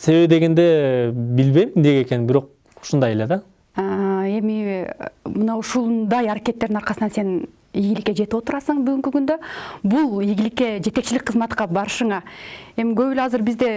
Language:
Turkish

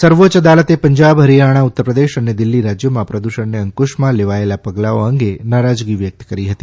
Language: Gujarati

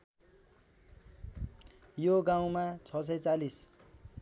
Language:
Nepali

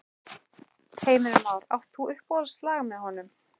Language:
Icelandic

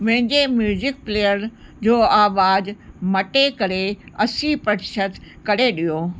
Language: Sindhi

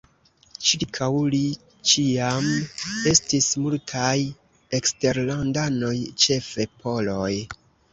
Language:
Esperanto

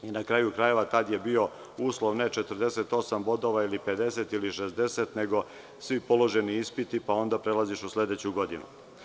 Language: Serbian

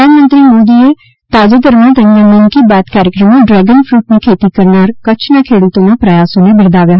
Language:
Gujarati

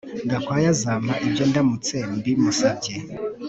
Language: Kinyarwanda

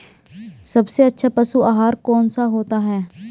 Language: Hindi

